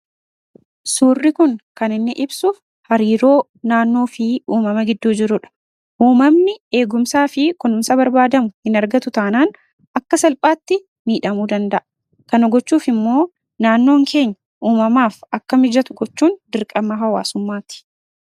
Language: Oromo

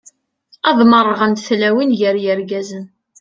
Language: Kabyle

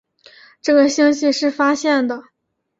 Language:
Chinese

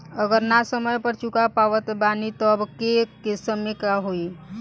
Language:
Bhojpuri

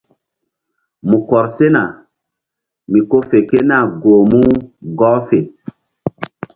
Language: Mbum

